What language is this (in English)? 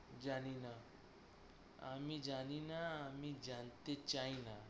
Bangla